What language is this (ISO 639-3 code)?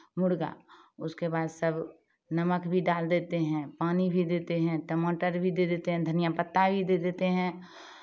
hin